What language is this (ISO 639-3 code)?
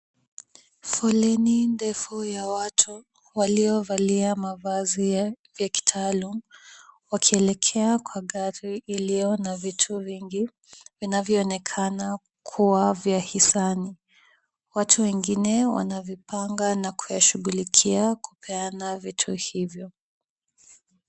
swa